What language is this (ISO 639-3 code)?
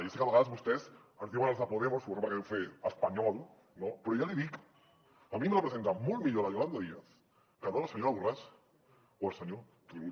cat